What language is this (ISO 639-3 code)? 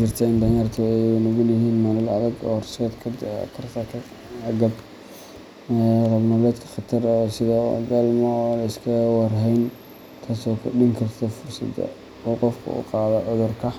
som